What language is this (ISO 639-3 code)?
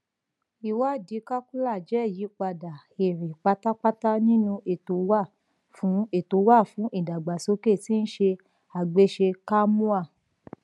yor